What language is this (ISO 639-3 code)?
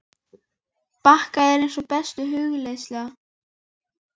isl